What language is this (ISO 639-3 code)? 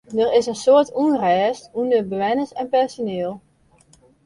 fry